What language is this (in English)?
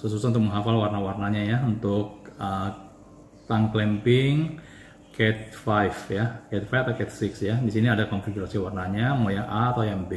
Indonesian